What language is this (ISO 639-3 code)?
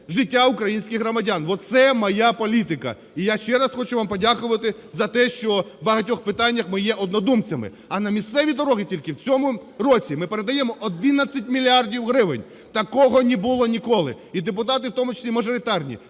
ukr